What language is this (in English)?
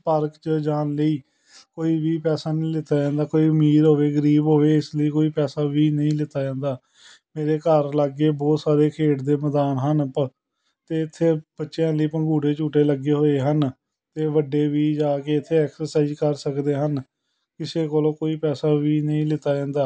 Punjabi